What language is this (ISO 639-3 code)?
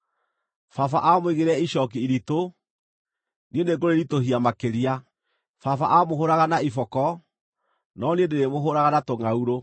kik